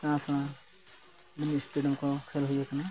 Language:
Santali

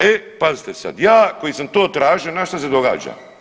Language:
Croatian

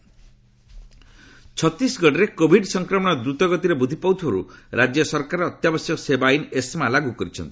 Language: Odia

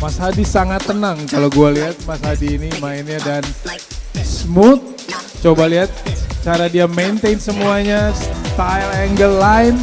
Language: Indonesian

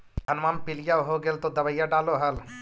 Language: Magahi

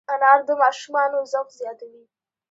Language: Pashto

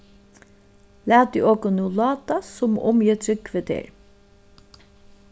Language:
Faroese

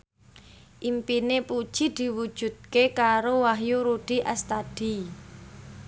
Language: Javanese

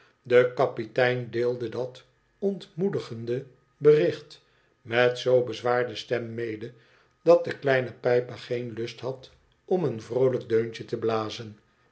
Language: Dutch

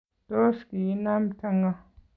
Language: Kalenjin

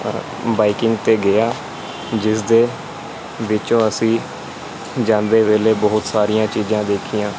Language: Punjabi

